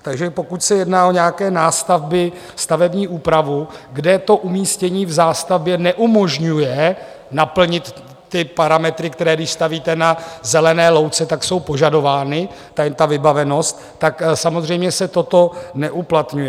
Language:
Czech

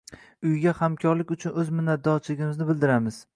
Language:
Uzbek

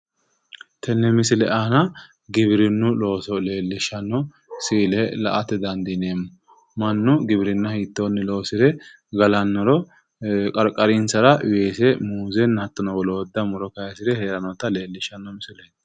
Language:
Sidamo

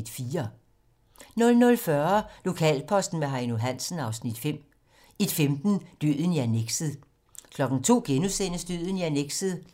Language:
Danish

